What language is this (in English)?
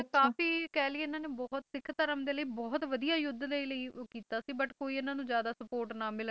Punjabi